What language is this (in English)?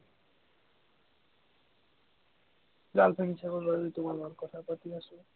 Assamese